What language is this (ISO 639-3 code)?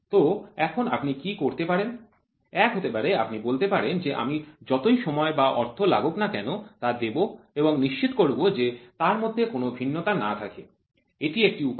ben